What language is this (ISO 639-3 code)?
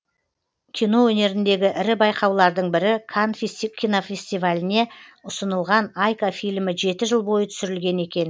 kaz